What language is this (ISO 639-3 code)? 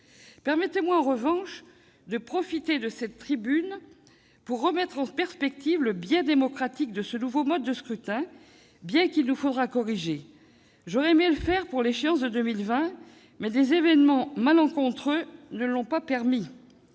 fra